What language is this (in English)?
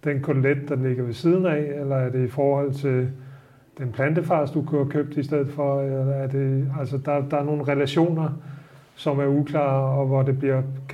Danish